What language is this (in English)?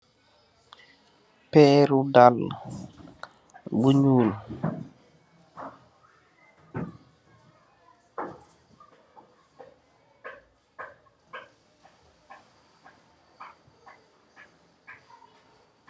Wolof